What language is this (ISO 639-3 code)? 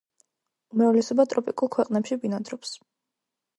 kat